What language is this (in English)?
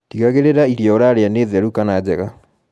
Kikuyu